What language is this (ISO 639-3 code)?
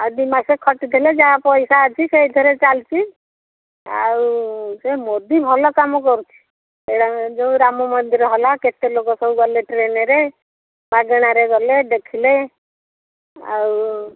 ori